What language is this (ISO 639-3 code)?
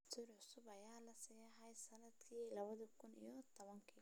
som